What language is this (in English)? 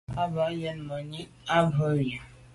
Medumba